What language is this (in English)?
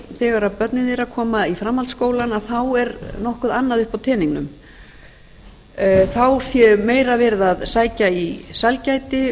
Icelandic